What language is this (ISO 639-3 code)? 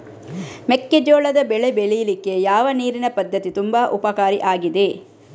kan